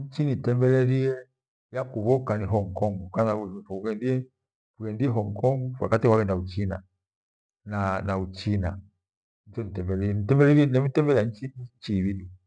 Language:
Gweno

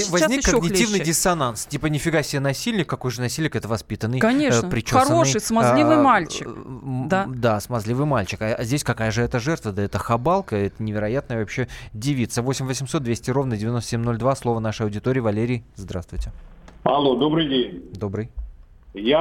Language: Russian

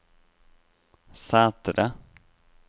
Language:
Norwegian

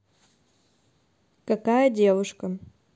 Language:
Russian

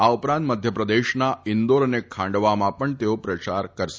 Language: Gujarati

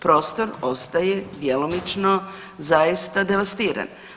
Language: Croatian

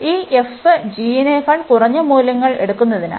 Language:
Malayalam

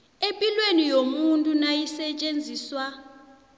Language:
South Ndebele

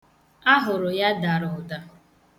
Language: Igbo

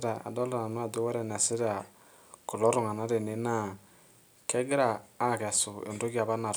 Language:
Masai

